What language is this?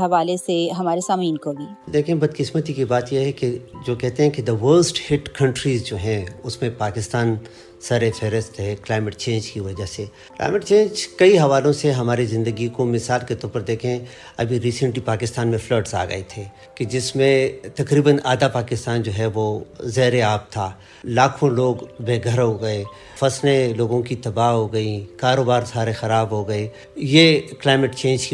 Urdu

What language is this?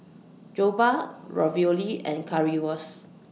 English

